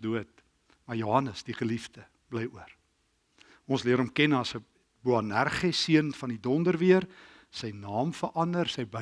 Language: Dutch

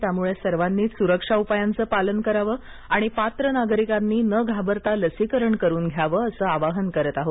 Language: Marathi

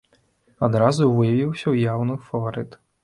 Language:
Belarusian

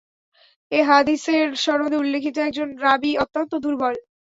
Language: Bangla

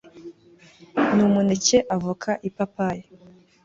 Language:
Kinyarwanda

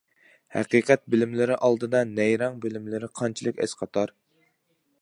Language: Uyghur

